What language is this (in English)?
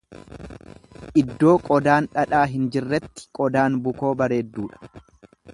Oromo